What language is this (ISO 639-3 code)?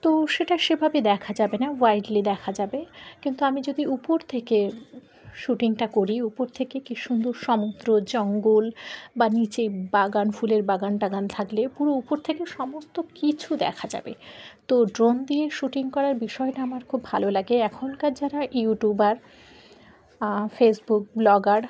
ben